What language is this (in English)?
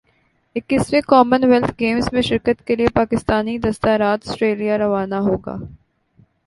Urdu